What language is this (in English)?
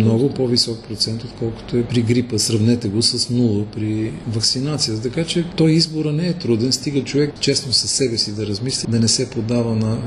Bulgarian